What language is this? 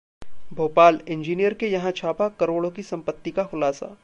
Hindi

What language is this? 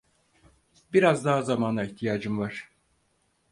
Turkish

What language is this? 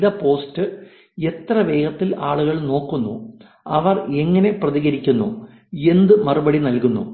Malayalam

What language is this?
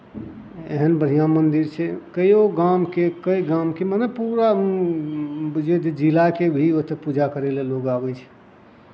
Maithili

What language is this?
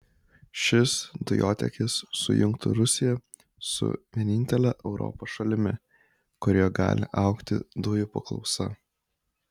Lithuanian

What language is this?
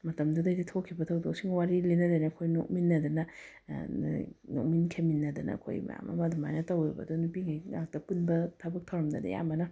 Manipuri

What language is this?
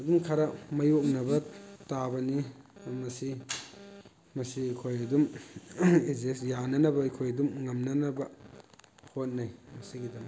Manipuri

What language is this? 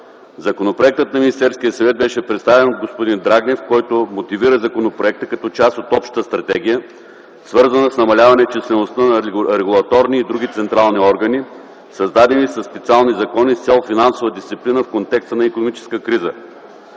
Bulgarian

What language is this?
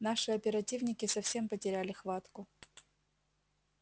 Russian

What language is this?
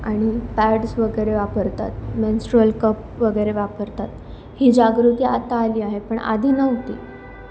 Marathi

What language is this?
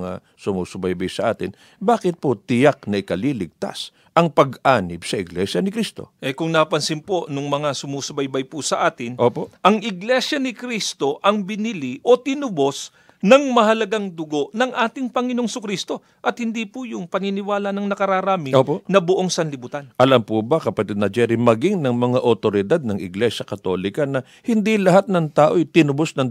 Filipino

